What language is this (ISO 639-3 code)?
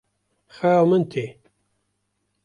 kur